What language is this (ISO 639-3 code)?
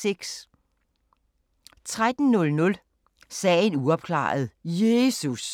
dan